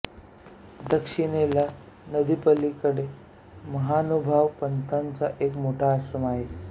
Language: Marathi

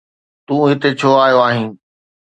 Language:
Sindhi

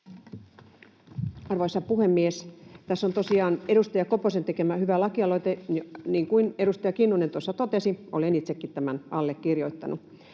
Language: Finnish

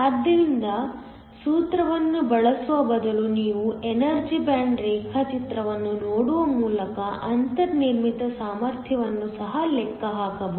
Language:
Kannada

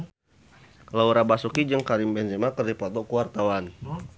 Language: Sundanese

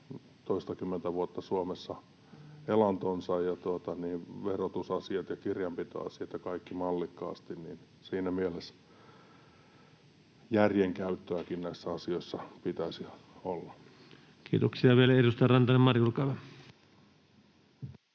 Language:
Finnish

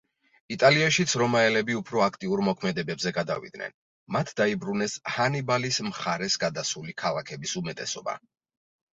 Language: Georgian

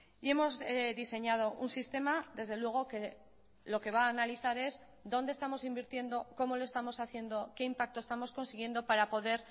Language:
Spanish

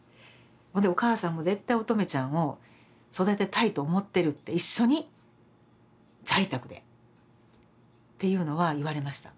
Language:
Japanese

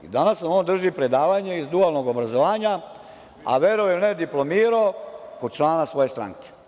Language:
Serbian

